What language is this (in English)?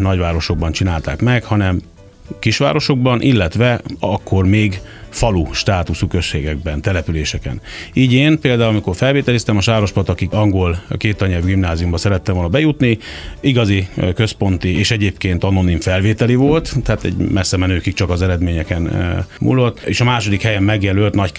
Hungarian